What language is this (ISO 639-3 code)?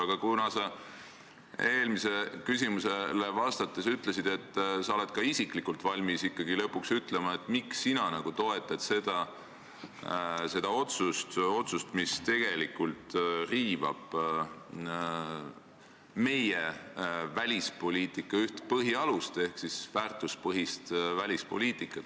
est